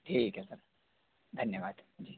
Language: Hindi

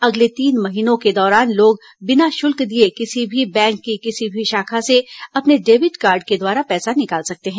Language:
Hindi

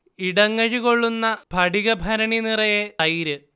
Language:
Malayalam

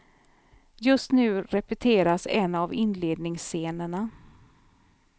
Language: Swedish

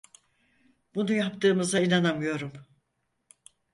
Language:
Turkish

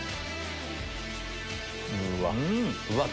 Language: Japanese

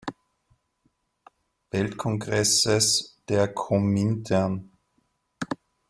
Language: German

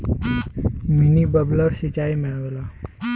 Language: Bhojpuri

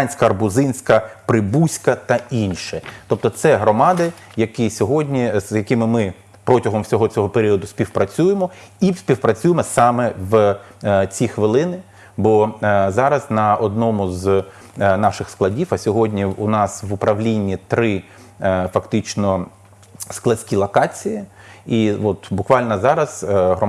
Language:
Ukrainian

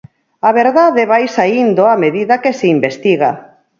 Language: Galician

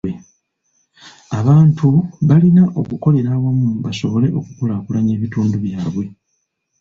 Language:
Ganda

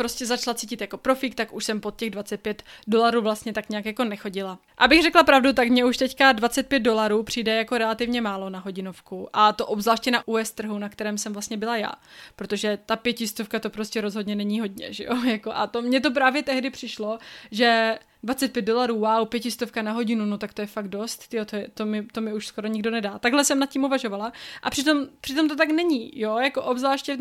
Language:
Czech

